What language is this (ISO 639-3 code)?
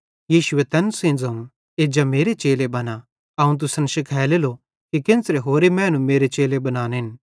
bhd